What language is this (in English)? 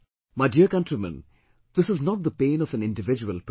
English